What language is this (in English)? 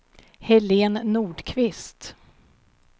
Swedish